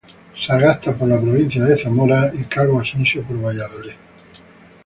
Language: Spanish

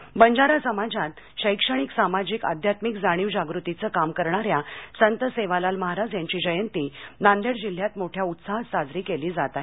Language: Marathi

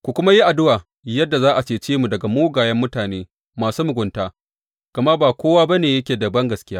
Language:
Hausa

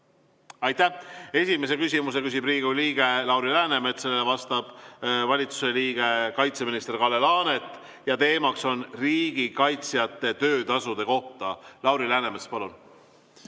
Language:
Estonian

